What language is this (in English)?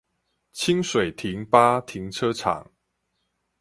Chinese